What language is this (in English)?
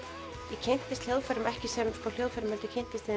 Icelandic